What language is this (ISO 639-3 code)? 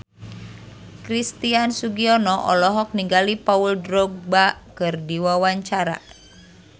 sun